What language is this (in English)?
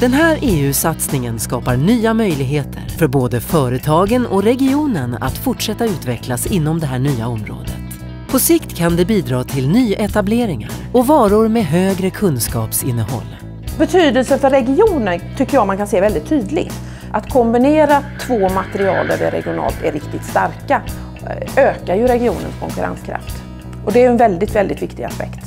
Swedish